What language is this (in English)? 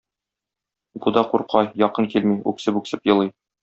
Tatar